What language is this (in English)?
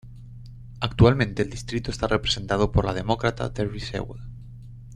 Spanish